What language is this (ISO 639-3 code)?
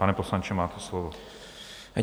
ces